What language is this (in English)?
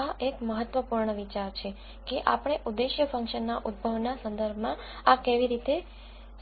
Gujarati